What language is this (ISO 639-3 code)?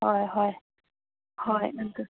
mni